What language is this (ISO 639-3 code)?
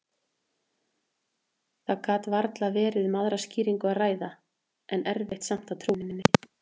isl